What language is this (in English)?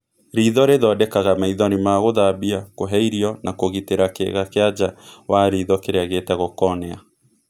Kikuyu